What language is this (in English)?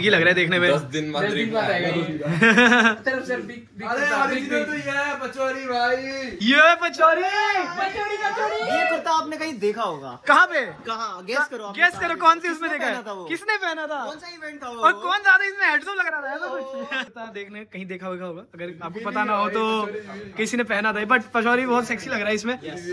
Hindi